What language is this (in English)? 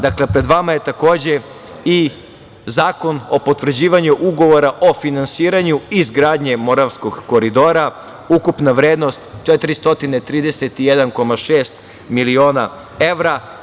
Serbian